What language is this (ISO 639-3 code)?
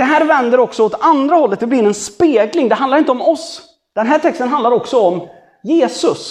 swe